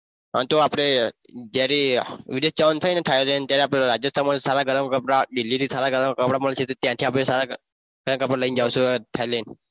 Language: Gujarati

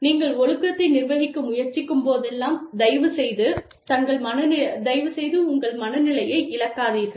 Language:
Tamil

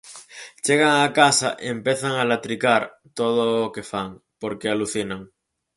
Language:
Galician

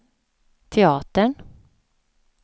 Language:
Swedish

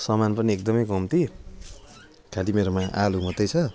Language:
Nepali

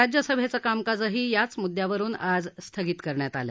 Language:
Marathi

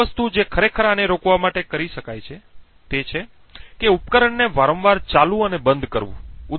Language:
Gujarati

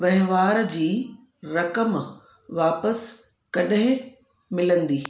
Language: Sindhi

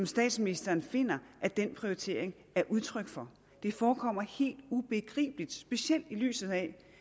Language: Danish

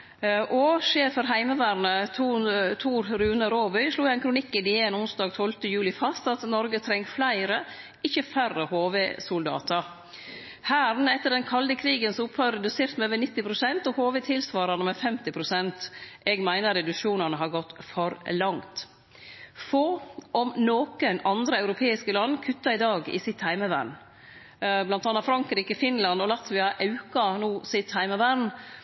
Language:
Norwegian Nynorsk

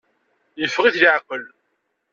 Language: Kabyle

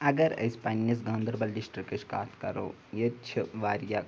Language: Kashmiri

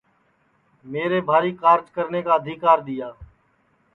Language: Sansi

